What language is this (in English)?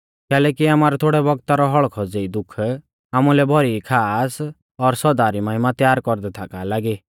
Mahasu Pahari